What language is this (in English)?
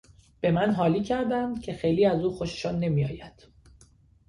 Persian